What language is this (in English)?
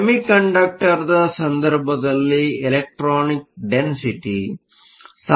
Kannada